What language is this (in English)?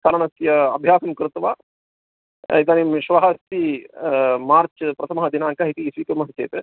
Sanskrit